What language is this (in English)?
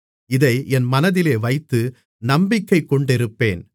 Tamil